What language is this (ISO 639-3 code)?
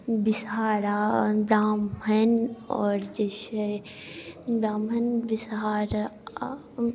mai